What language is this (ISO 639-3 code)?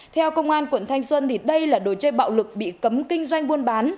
vie